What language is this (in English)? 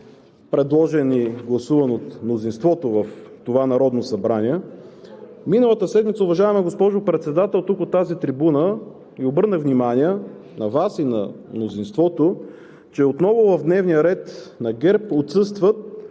Bulgarian